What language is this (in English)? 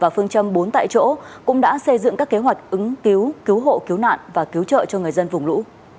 Vietnamese